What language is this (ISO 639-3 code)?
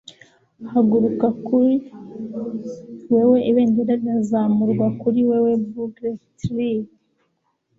kin